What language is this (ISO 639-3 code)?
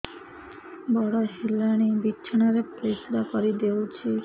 ori